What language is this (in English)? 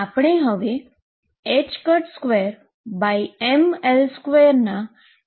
Gujarati